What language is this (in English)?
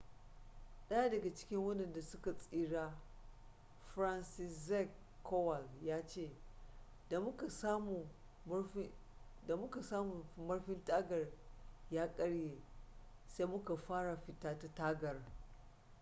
Hausa